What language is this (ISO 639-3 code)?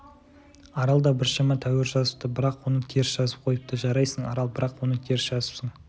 kaz